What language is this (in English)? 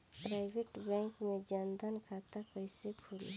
Bhojpuri